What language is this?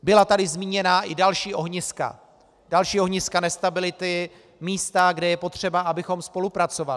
Czech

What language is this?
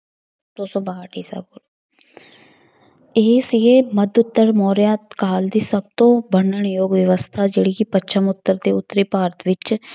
Punjabi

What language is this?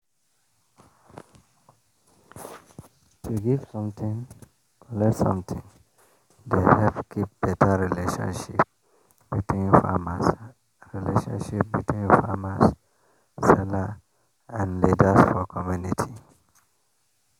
Nigerian Pidgin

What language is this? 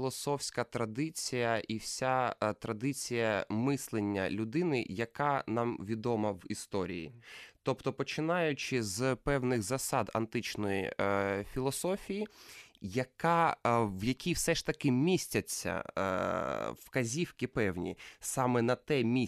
Ukrainian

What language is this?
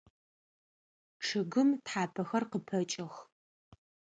Adyghe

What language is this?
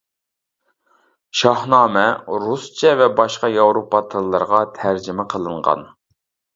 Uyghur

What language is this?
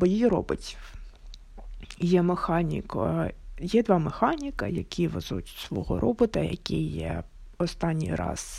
Ukrainian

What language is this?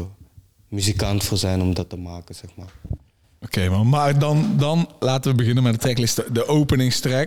Dutch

